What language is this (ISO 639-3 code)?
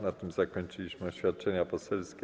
pol